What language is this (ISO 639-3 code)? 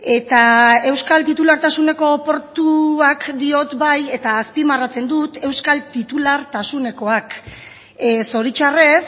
eus